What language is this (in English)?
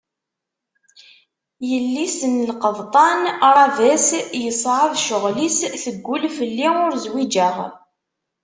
Kabyle